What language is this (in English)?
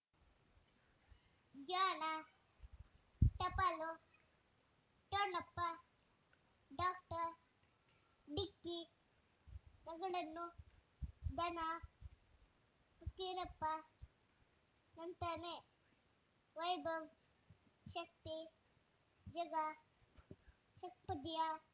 Kannada